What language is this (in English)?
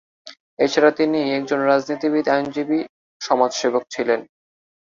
Bangla